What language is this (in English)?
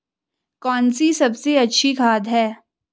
Hindi